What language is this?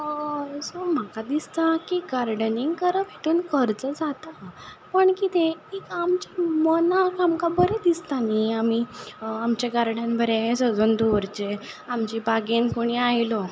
Konkani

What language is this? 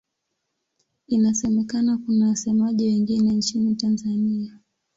Swahili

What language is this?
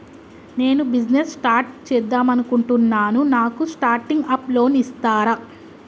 Telugu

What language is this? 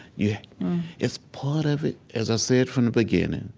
English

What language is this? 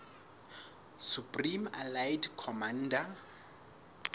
Southern Sotho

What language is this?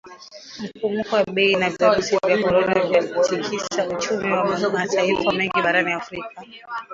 Swahili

